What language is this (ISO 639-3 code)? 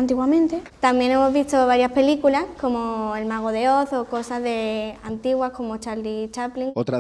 spa